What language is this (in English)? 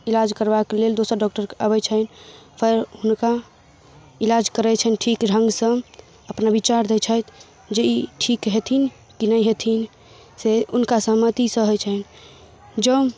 Maithili